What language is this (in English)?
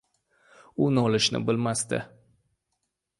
Uzbek